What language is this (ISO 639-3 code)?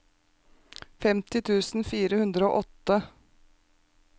nor